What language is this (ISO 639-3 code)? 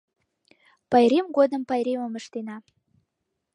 chm